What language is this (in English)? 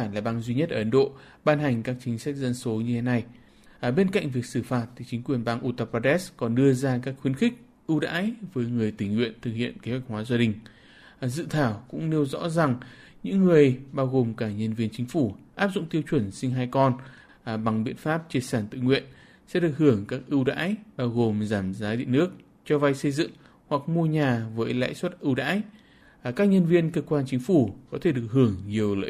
Vietnamese